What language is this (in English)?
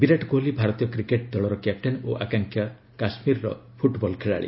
Odia